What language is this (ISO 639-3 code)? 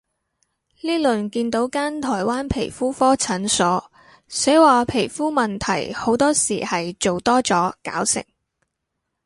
yue